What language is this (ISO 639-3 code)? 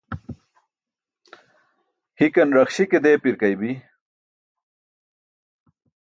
bsk